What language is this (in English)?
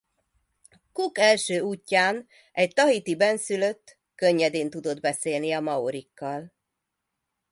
Hungarian